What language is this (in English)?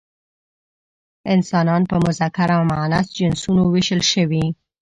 Pashto